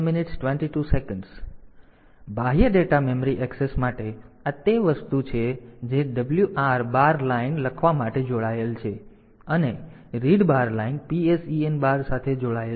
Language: Gujarati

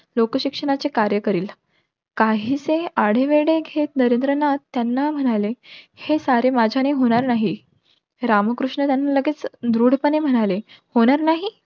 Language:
Marathi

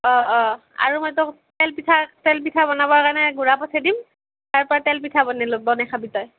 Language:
Assamese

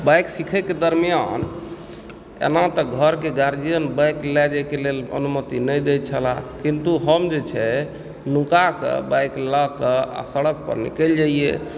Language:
Maithili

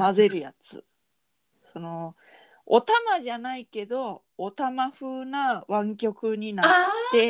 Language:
Japanese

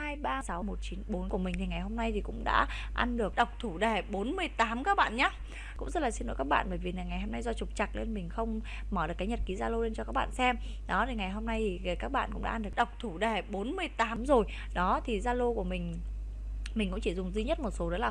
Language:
Vietnamese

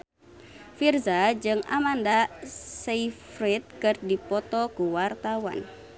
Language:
Sundanese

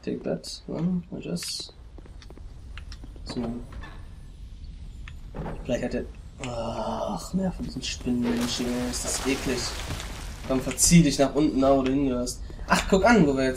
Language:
German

